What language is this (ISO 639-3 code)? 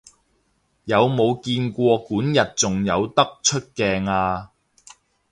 yue